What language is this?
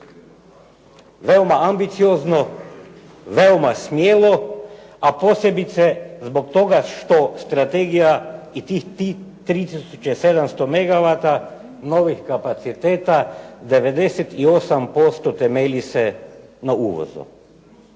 Croatian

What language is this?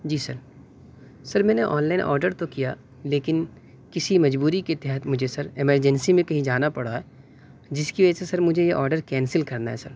Urdu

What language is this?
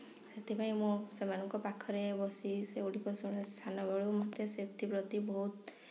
Odia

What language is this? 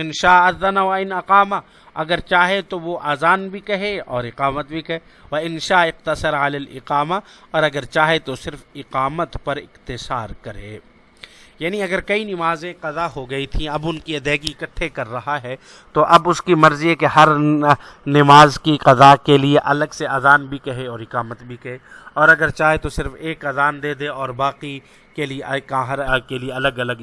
Urdu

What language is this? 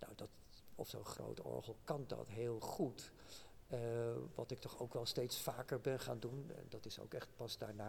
Dutch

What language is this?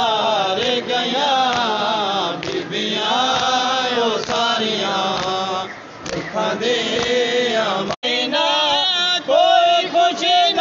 Arabic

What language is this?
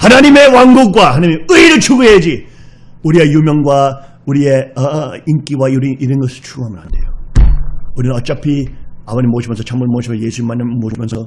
Korean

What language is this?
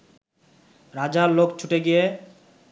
Bangla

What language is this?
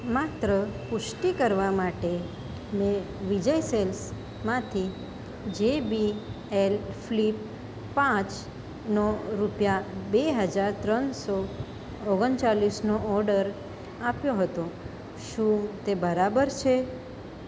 Gujarati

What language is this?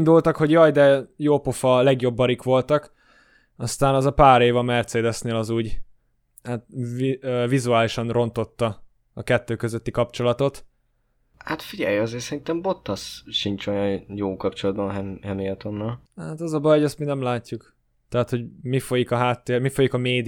Hungarian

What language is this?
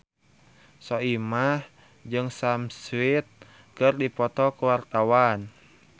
Sundanese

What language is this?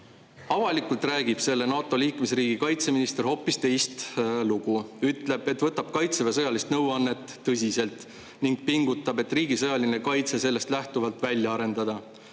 Estonian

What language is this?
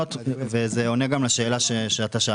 Hebrew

